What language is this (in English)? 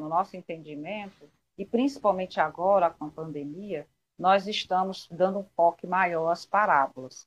Portuguese